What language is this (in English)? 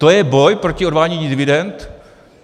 Czech